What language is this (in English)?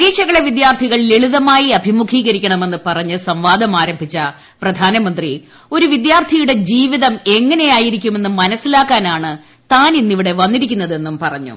Malayalam